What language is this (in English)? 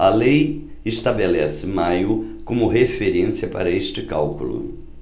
Portuguese